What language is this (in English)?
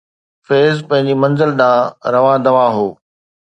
Sindhi